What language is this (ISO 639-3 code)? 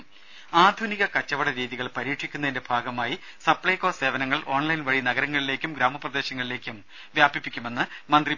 mal